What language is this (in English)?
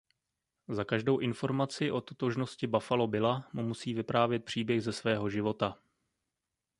Czech